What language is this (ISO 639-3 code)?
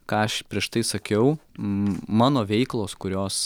lit